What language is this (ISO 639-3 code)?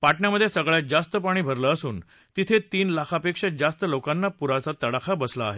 mar